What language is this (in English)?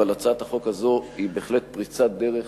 Hebrew